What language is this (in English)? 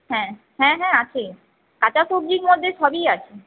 Bangla